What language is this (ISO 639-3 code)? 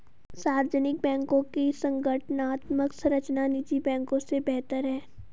hin